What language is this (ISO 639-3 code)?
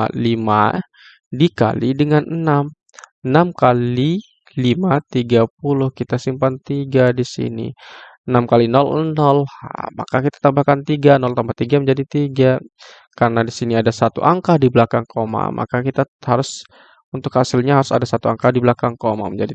ind